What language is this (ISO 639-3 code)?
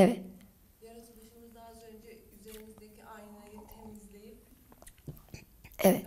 tur